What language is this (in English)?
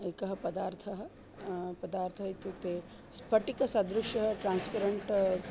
Sanskrit